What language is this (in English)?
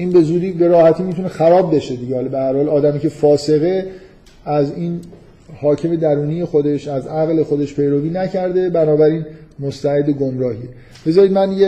Persian